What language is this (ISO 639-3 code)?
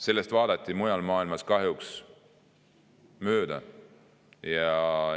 est